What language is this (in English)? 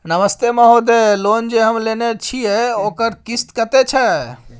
Maithili